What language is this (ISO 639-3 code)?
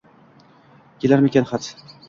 uzb